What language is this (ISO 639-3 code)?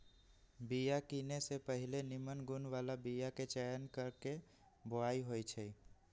mag